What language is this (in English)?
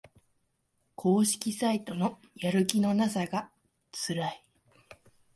Japanese